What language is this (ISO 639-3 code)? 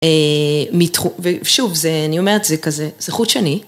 heb